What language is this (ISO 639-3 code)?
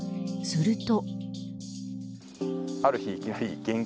jpn